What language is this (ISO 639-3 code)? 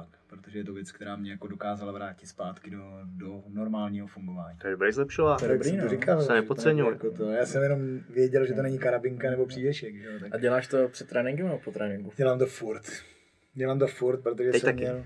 ces